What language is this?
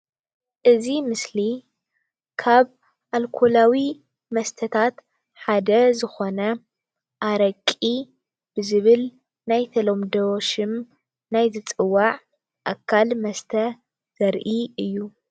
Tigrinya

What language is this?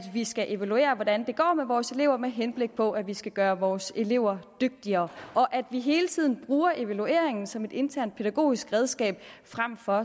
Danish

